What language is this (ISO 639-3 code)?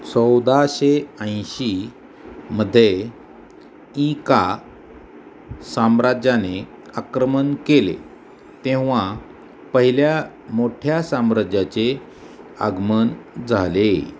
mar